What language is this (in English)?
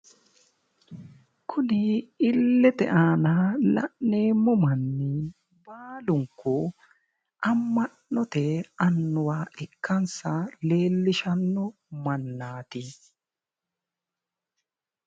Sidamo